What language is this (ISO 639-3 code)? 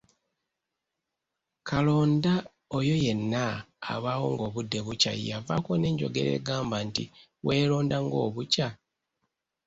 lug